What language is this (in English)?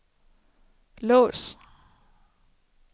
Danish